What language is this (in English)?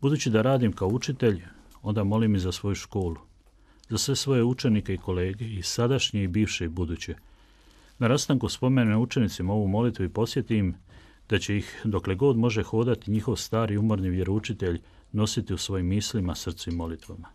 Croatian